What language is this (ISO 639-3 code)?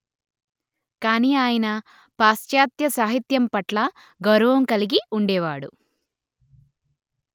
tel